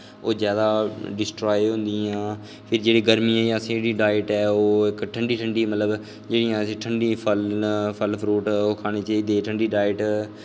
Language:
Dogri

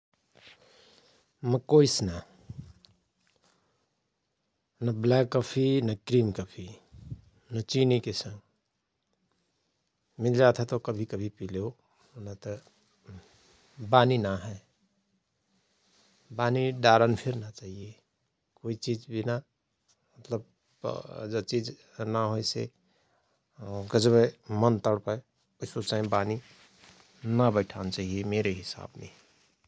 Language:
Rana Tharu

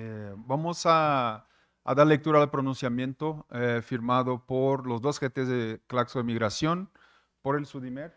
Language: Spanish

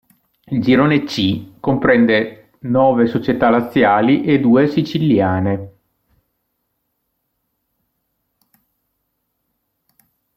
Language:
Italian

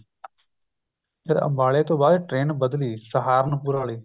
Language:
Punjabi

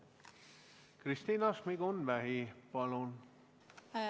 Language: Estonian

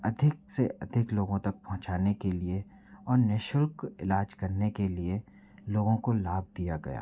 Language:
Hindi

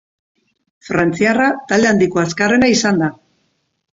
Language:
Basque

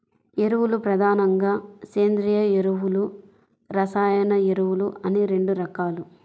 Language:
Telugu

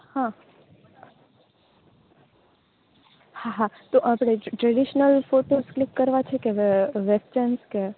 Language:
Gujarati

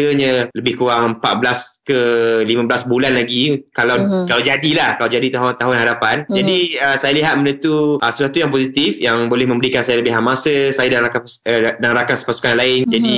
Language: Malay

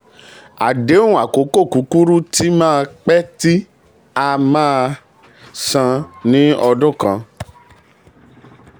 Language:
Yoruba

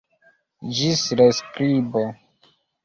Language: Esperanto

